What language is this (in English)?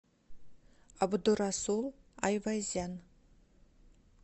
Russian